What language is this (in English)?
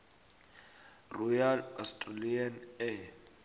South Ndebele